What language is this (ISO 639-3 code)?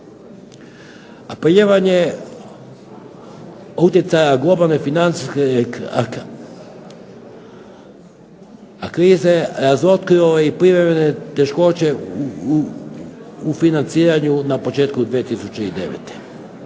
hrv